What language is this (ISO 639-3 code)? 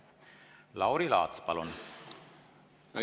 est